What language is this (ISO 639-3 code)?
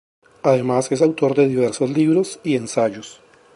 spa